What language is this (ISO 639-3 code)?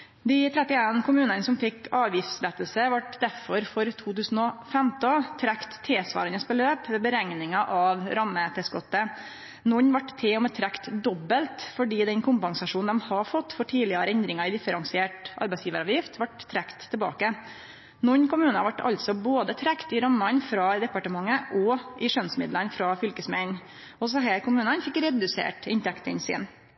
nno